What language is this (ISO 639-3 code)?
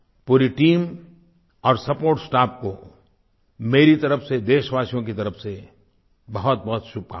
hin